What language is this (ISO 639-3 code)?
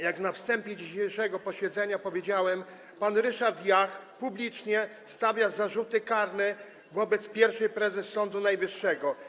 pol